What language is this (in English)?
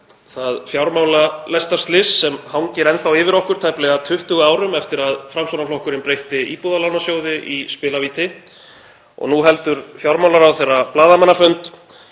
Icelandic